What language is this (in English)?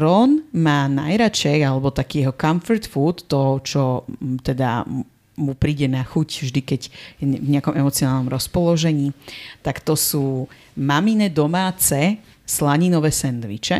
Slovak